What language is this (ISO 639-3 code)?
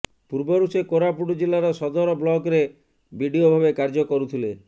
ori